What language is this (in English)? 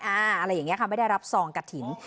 Thai